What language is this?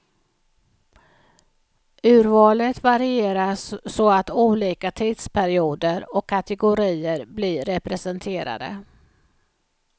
Swedish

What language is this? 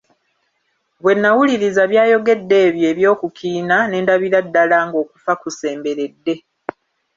Ganda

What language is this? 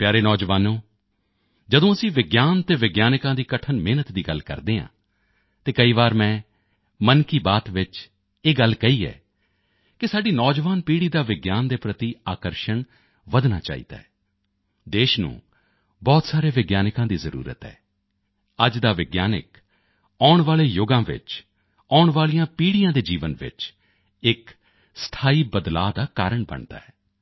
Punjabi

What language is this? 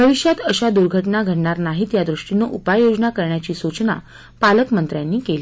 Marathi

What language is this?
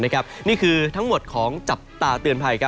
Thai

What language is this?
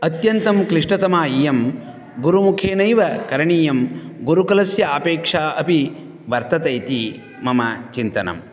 Sanskrit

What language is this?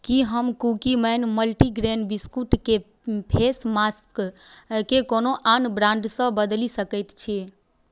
Maithili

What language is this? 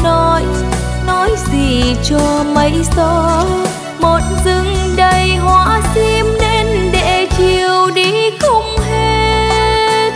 Vietnamese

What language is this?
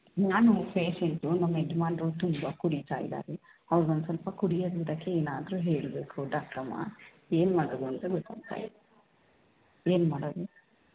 Kannada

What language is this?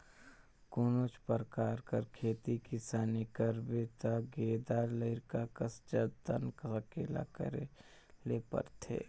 Chhattisgarhi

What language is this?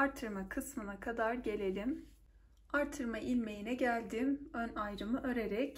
Turkish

